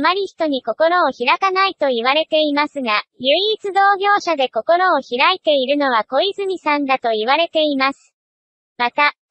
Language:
Japanese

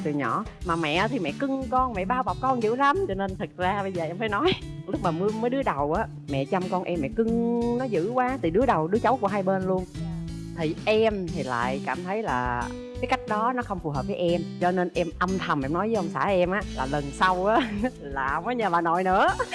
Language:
Vietnamese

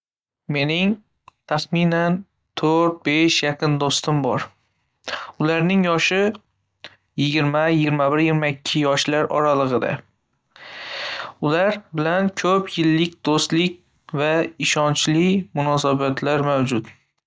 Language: Uzbek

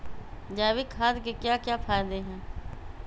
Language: Magahi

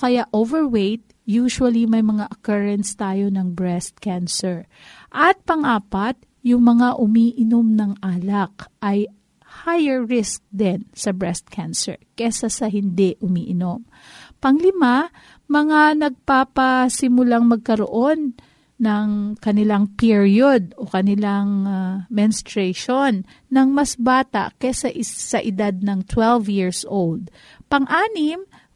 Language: Filipino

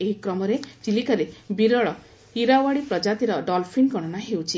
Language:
Odia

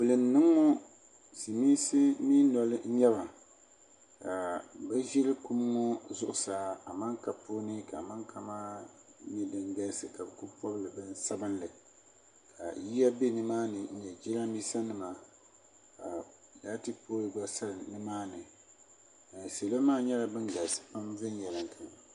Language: Dagbani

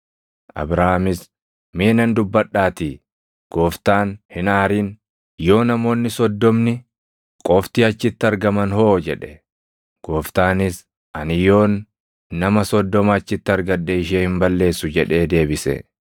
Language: Oromo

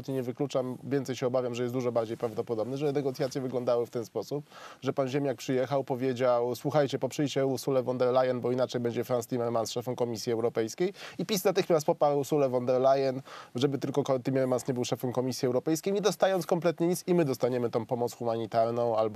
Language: Polish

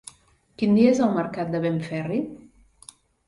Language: Catalan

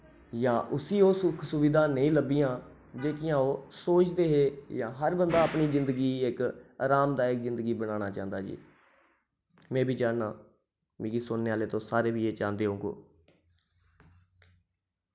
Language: Dogri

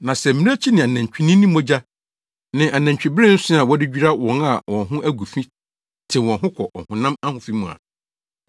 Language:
Akan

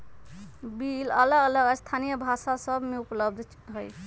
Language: Magahi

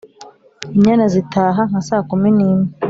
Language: Kinyarwanda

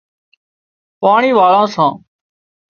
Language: Wadiyara Koli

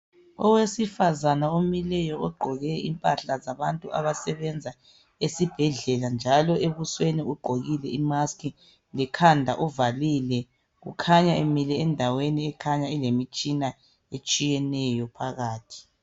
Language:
North Ndebele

